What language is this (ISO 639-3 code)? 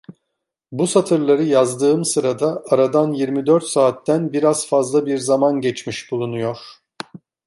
tur